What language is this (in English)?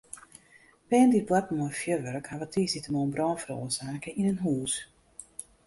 Western Frisian